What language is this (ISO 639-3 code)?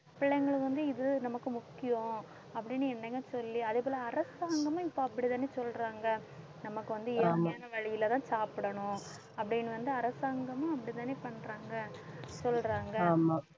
tam